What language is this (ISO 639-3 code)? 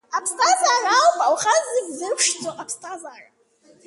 abk